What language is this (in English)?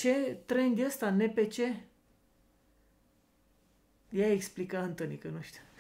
Romanian